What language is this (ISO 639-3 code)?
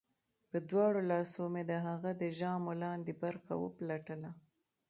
pus